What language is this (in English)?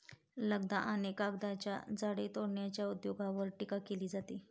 Marathi